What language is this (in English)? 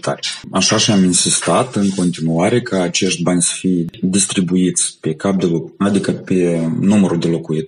Romanian